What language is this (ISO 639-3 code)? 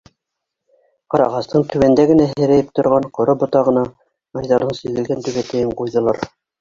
bak